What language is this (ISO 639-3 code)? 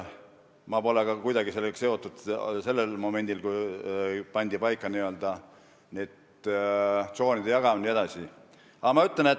est